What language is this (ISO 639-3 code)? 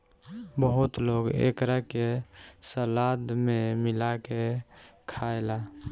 bho